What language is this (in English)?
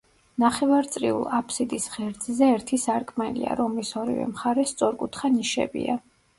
Georgian